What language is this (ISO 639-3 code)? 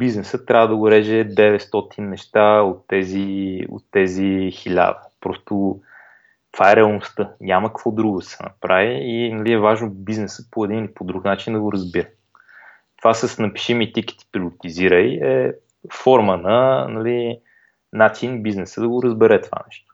bul